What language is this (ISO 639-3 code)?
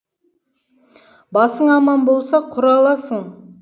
kaz